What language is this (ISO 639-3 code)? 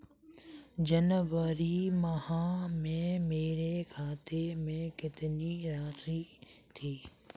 hin